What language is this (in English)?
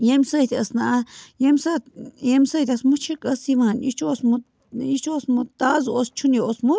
Kashmiri